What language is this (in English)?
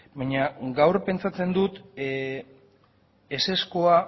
Basque